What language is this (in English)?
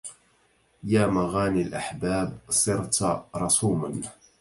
Arabic